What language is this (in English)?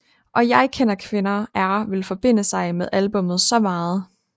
Danish